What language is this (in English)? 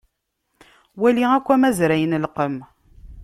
Kabyle